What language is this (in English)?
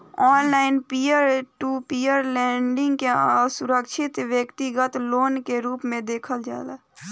Bhojpuri